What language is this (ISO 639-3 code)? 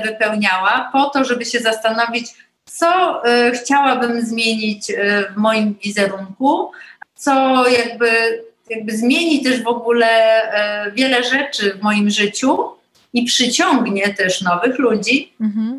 pol